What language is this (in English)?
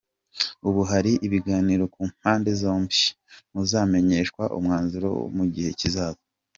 Kinyarwanda